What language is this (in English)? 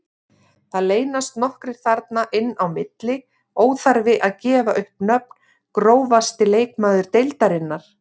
Icelandic